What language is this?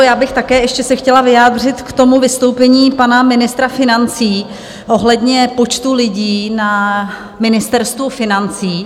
Czech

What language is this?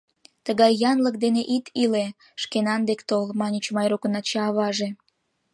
Mari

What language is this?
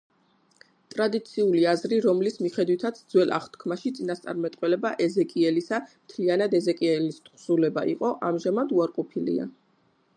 Georgian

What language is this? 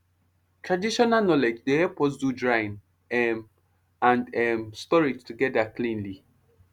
Nigerian Pidgin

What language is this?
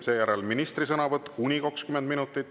Estonian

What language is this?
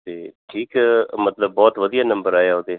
Punjabi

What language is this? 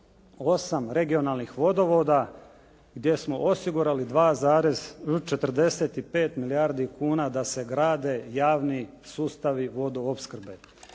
Croatian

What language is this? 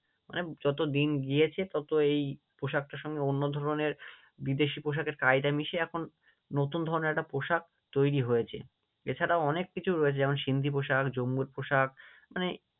Bangla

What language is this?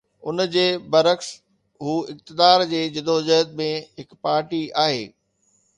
Sindhi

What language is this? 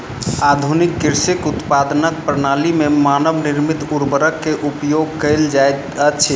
Maithili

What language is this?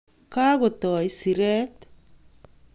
Kalenjin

